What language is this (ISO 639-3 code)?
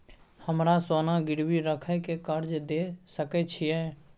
mai